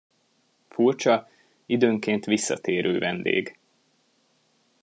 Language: Hungarian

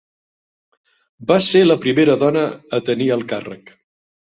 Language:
Catalan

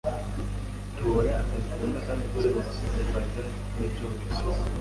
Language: Kinyarwanda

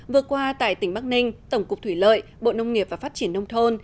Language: Vietnamese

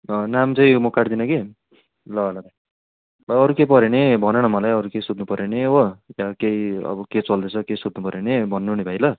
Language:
Nepali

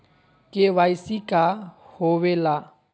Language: Magahi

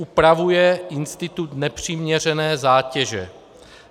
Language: Czech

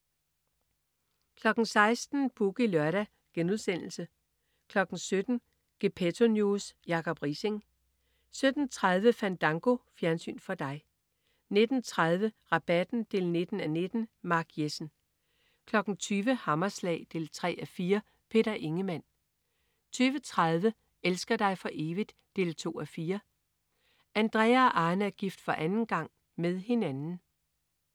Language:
Danish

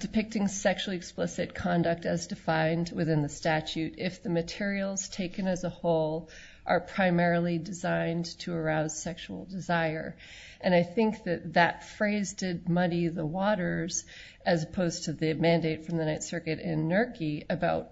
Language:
English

